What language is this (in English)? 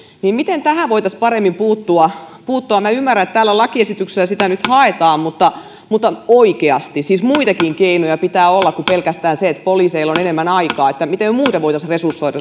Finnish